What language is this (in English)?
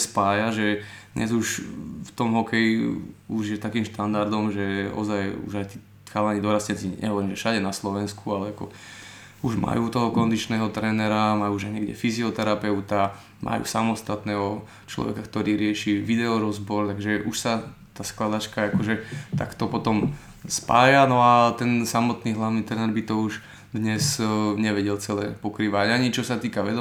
Slovak